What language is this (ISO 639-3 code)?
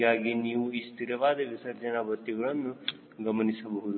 kan